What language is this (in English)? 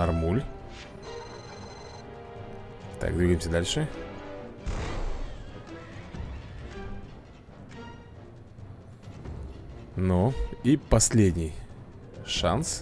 Russian